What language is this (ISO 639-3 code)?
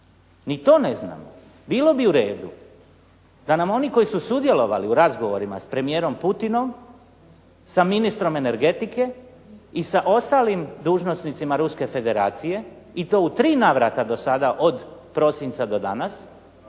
hrv